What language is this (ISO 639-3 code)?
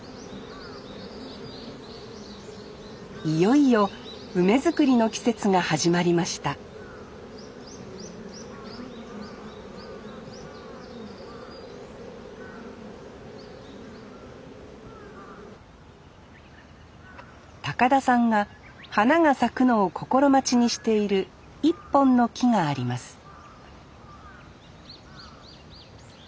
jpn